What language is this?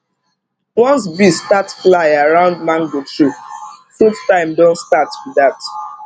Nigerian Pidgin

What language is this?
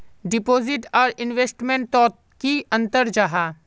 Magahi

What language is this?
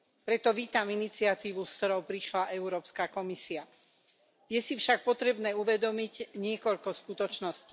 Slovak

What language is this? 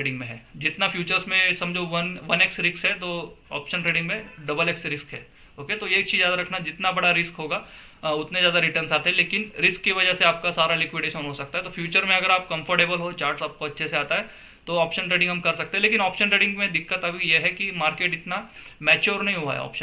Hindi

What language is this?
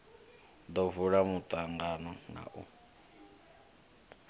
Venda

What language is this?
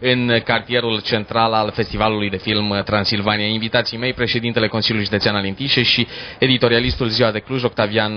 Romanian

